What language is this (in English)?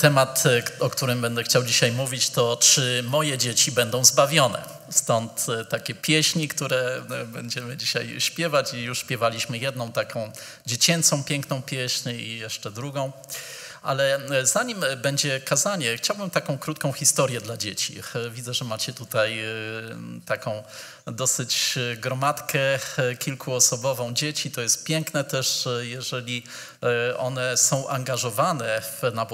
Polish